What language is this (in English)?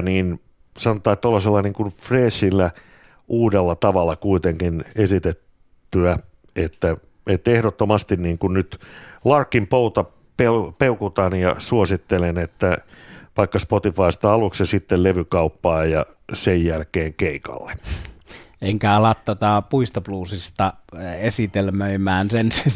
Finnish